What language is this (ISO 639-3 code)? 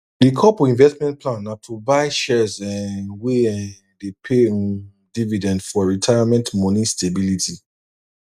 pcm